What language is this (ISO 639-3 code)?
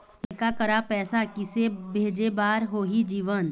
hne